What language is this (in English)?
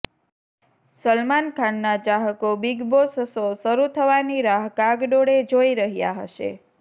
Gujarati